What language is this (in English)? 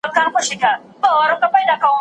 Pashto